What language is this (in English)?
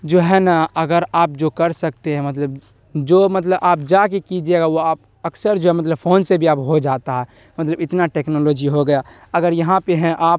Urdu